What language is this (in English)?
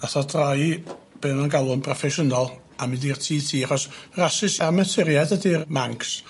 Welsh